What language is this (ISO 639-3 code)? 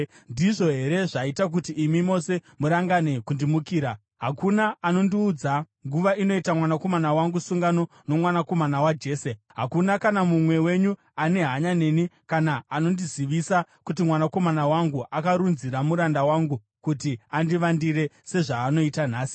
sna